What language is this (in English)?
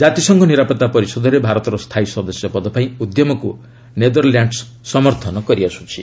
Odia